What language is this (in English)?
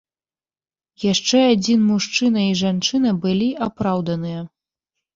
Belarusian